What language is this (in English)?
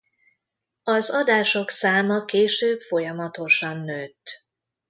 Hungarian